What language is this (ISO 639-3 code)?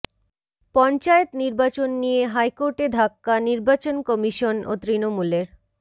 ben